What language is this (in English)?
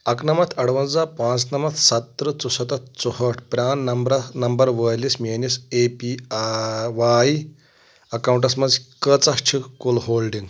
Kashmiri